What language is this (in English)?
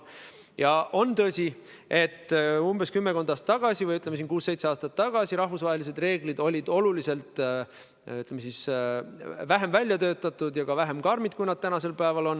Estonian